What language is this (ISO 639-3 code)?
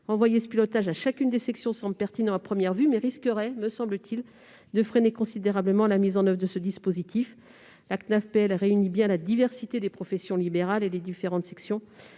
fra